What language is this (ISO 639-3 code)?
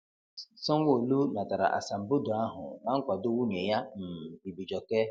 ibo